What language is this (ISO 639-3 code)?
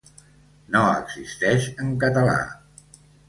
cat